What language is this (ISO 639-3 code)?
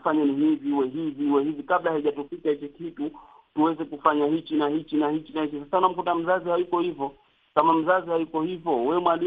swa